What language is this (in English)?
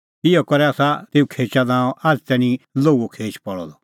Kullu Pahari